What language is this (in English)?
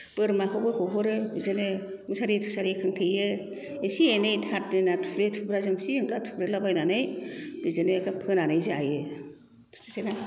Bodo